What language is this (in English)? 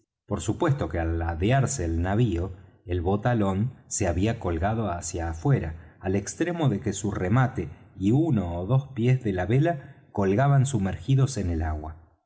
Spanish